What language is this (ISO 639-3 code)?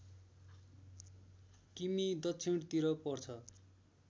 nep